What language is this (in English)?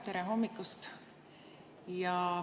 Estonian